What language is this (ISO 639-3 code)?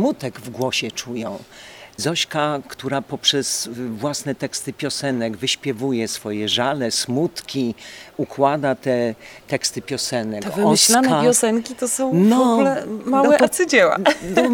pol